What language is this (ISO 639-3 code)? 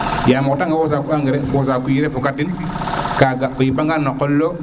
srr